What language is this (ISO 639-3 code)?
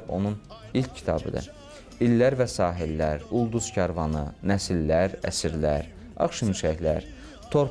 tur